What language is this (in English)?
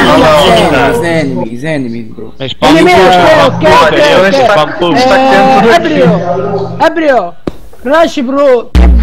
Portuguese